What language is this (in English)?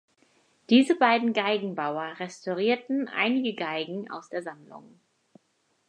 German